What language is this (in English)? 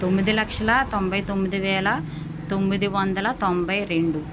Telugu